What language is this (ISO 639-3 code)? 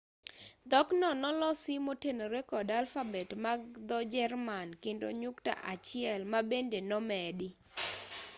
luo